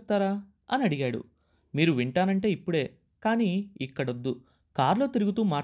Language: Telugu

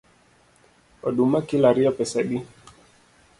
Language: Luo (Kenya and Tanzania)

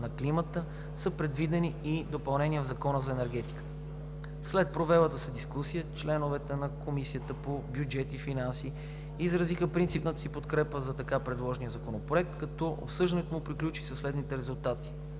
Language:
Bulgarian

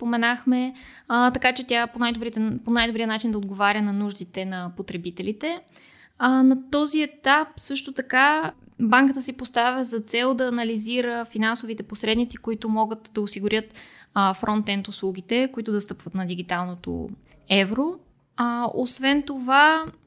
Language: Bulgarian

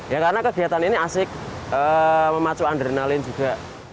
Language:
Indonesian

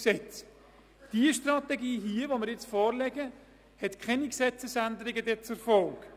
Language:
Swiss German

